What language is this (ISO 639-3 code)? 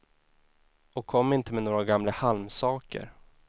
swe